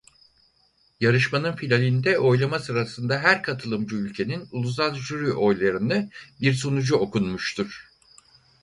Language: Turkish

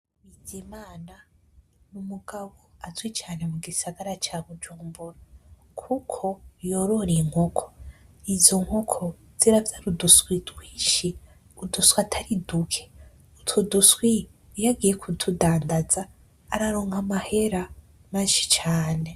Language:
Rundi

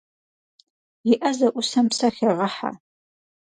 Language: Kabardian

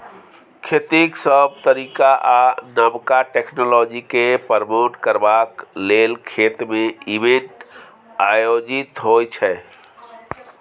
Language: Maithili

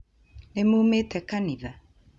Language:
Kikuyu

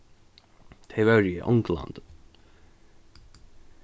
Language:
Faroese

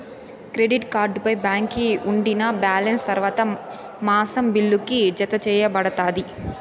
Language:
Telugu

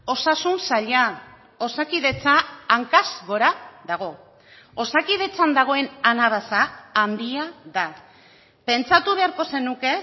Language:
Basque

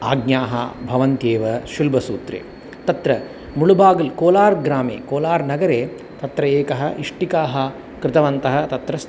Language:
Sanskrit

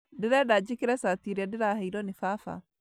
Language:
Kikuyu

